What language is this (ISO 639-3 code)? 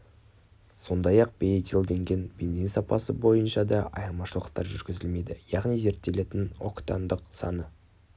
kaz